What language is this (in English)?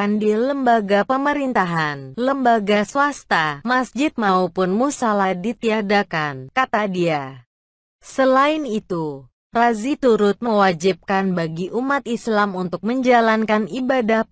Indonesian